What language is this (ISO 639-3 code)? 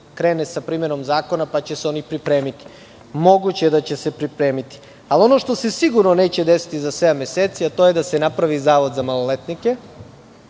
srp